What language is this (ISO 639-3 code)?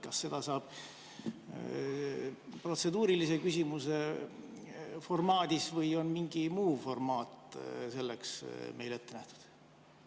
est